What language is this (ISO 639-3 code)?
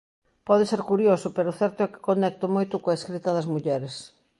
glg